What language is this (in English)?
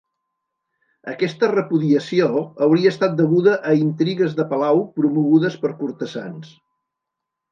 Catalan